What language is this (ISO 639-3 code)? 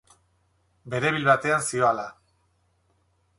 eus